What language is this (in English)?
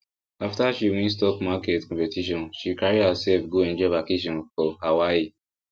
Nigerian Pidgin